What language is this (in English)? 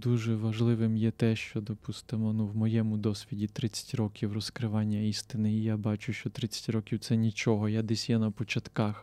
Ukrainian